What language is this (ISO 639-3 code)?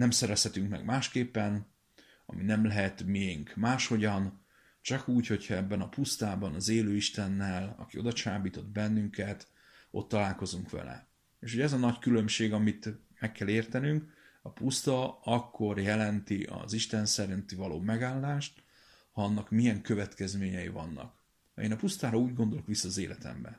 hun